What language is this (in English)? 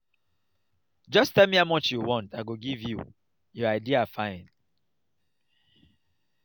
Nigerian Pidgin